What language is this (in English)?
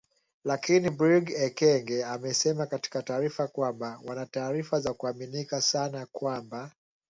Swahili